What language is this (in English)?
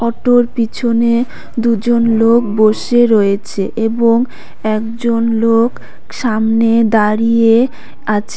Bangla